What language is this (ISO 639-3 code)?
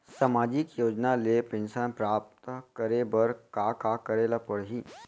hne